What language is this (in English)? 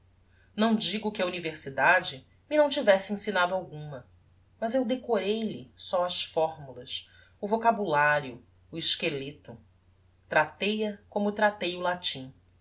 Portuguese